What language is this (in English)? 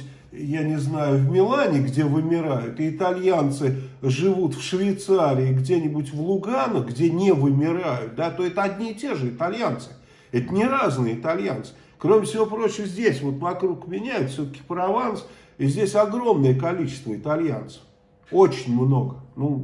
Russian